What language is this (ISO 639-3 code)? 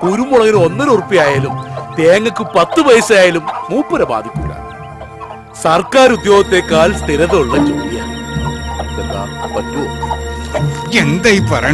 ara